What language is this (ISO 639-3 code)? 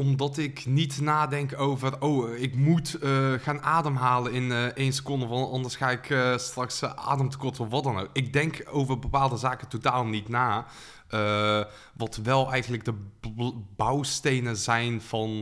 nld